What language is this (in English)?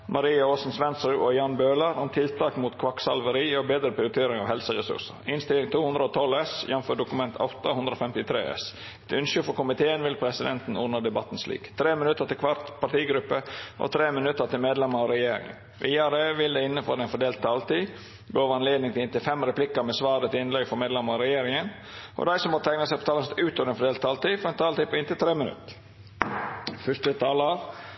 Norwegian Nynorsk